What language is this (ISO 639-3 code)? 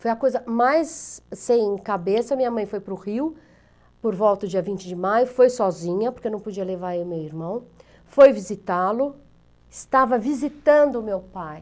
por